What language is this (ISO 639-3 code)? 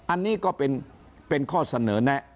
tha